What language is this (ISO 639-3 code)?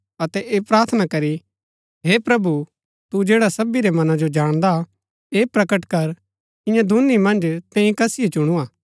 gbk